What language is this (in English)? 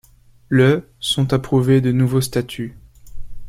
French